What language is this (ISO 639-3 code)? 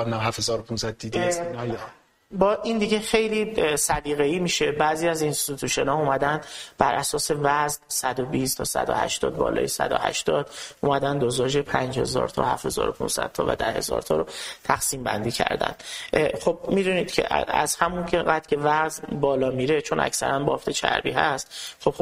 fas